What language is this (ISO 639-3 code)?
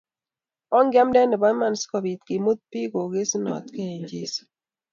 kln